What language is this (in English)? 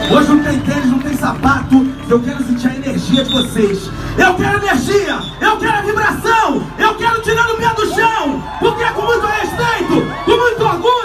Portuguese